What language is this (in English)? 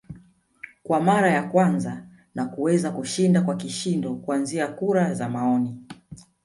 Swahili